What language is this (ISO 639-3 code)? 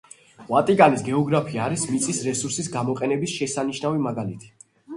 kat